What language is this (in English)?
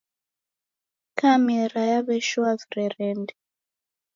Taita